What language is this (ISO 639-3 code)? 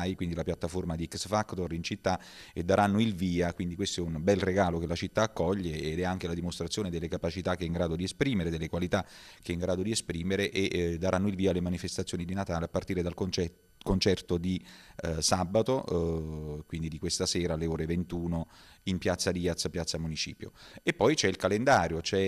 ita